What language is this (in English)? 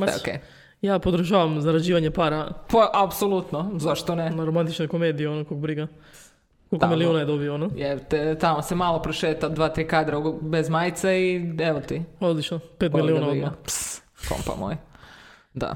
Croatian